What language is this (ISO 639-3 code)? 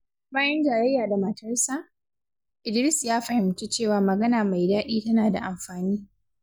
hau